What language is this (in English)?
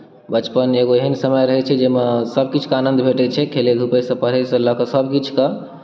Maithili